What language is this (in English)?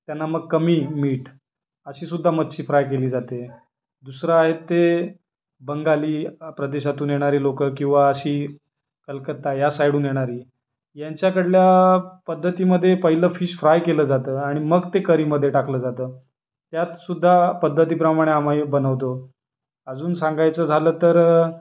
Marathi